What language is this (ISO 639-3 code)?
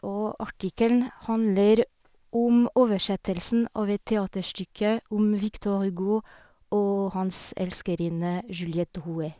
nor